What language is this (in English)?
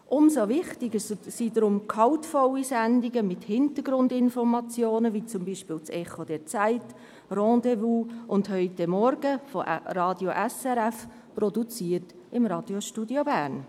Swiss German